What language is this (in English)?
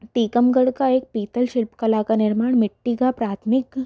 Hindi